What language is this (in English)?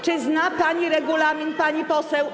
Polish